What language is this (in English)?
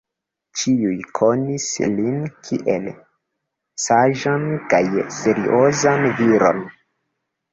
Esperanto